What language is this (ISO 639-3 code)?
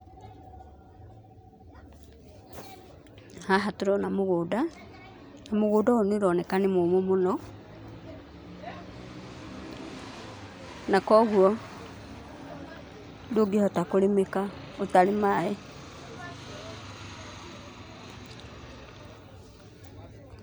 kik